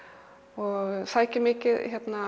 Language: Icelandic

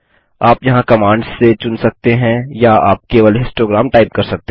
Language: Hindi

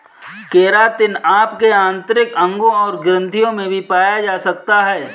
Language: Hindi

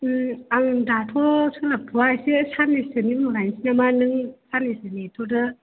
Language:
Bodo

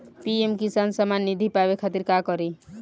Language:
Bhojpuri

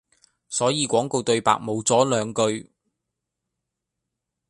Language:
Cantonese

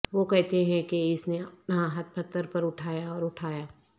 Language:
Urdu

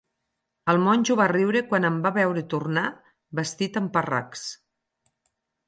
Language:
Catalan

